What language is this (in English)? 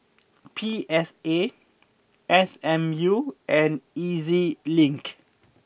English